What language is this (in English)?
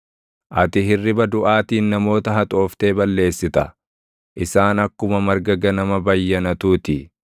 Oromo